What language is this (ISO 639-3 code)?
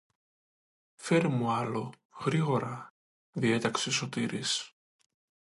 ell